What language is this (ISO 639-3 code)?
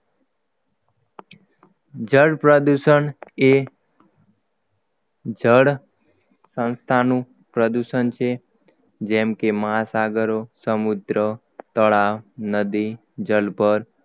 guj